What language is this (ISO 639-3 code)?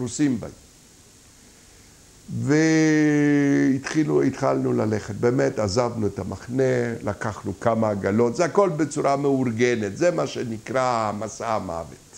heb